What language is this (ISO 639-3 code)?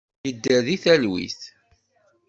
kab